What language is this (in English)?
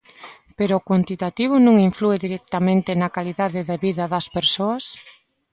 Galician